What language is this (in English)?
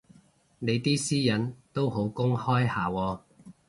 Cantonese